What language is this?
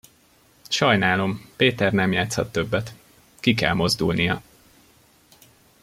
Hungarian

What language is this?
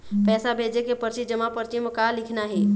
Chhattisgarhi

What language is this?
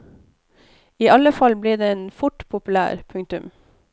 Norwegian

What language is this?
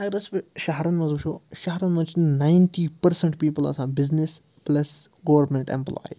Kashmiri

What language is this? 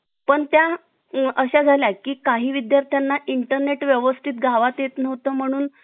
Marathi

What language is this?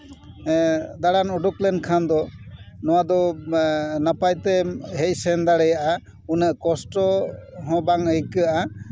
Santali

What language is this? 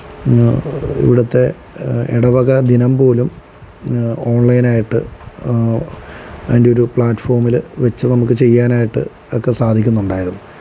Malayalam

